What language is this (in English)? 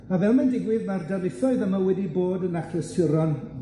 Welsh